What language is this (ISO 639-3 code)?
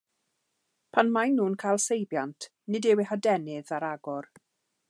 cym